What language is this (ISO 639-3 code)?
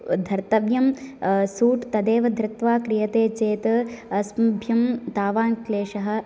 san